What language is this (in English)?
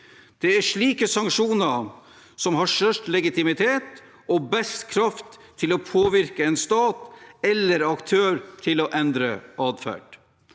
Norwegian